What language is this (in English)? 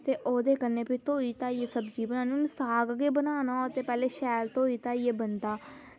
Dogri